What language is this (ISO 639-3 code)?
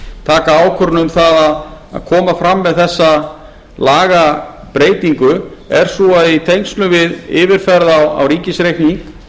isl